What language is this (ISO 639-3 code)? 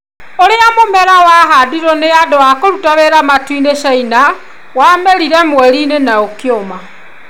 kik